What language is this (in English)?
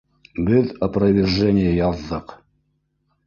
Bashkir